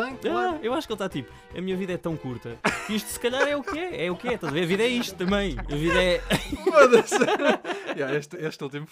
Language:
Portuguese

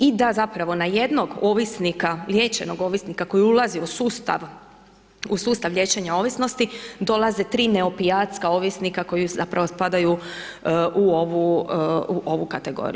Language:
Croatian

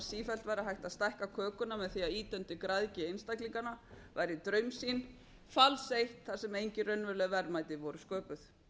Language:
Icelandic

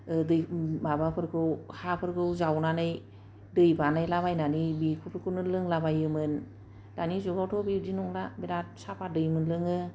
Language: Bodo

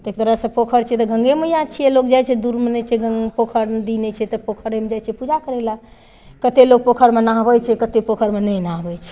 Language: Maithili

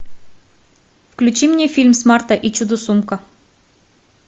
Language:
Russian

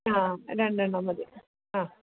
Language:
Malayalam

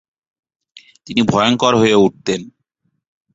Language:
Bangla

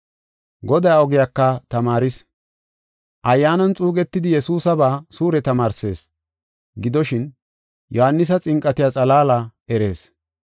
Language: Gofa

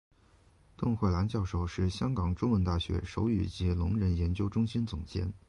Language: Chinese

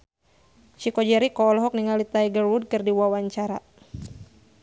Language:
Sundanese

